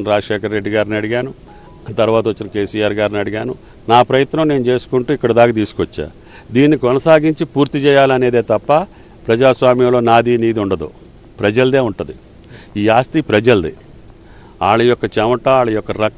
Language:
Telugu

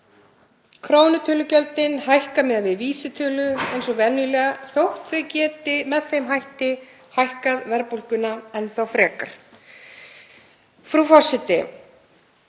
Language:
Icelandic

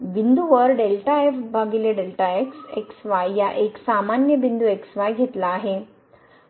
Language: Marathi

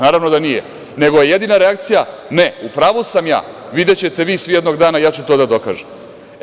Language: Serbian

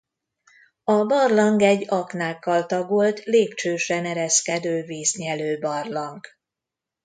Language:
Hungarian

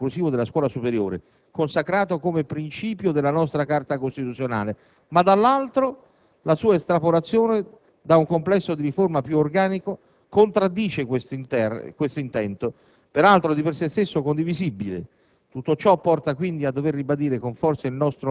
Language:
Italian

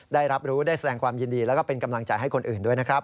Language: Thai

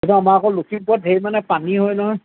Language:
Assamese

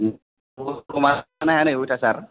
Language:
Bodo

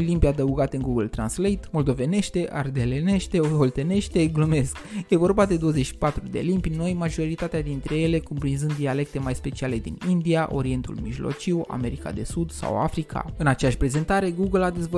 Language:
Romanian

